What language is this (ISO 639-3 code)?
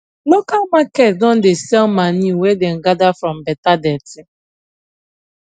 pcm